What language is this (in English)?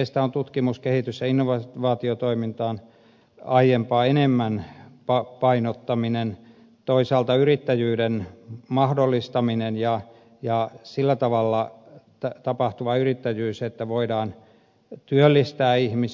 Finnish